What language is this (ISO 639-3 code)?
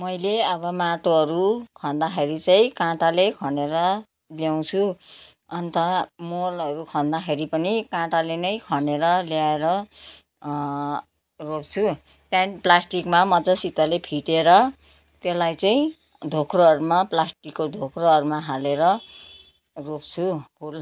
nep